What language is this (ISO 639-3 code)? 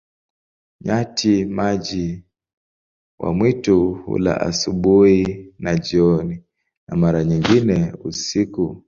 swa